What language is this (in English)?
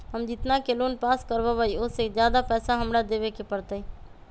Magahi